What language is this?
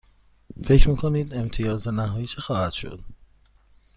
Persian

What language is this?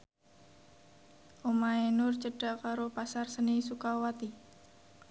Javanese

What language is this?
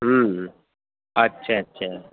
Urdu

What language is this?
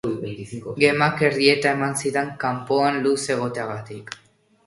Basque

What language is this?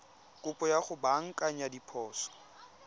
Tswana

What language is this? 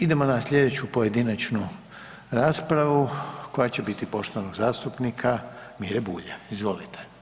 Croatian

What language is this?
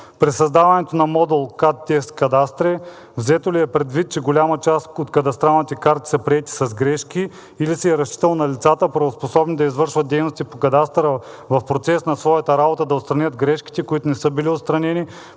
Bulgarian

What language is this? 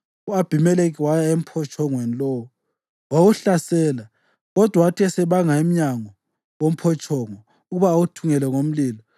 North Ndebele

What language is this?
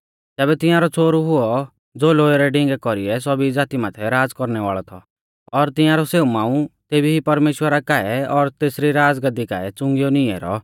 Mahasu Pahari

